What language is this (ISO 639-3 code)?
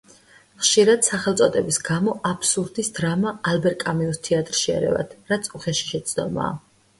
kat